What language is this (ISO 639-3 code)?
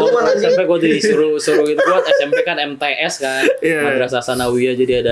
ind